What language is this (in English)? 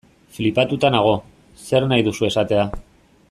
Basque